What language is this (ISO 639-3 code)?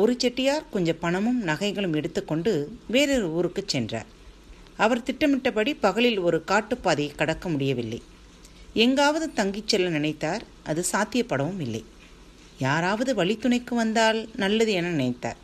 tam